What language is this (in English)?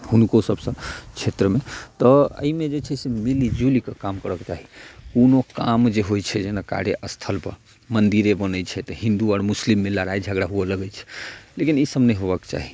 Maithili